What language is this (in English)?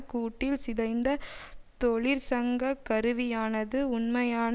Tamil